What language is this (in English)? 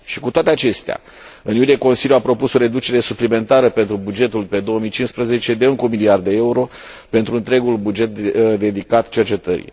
Romanian